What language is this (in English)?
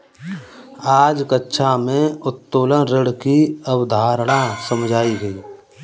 Hindi